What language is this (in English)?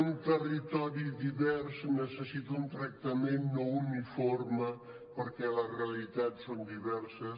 Catalan